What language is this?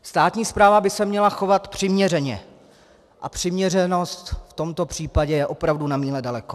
Czech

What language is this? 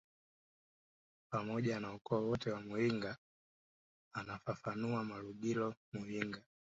Swahili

